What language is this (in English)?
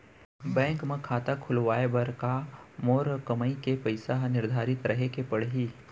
Chhattisgarhi